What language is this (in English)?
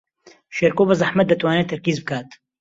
Central Kurdish